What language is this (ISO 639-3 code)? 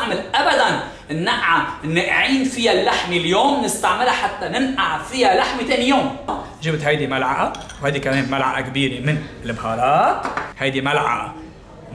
ara